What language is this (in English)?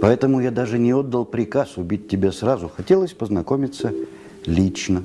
Russian